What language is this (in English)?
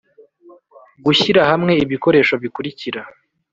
Kinyarwanda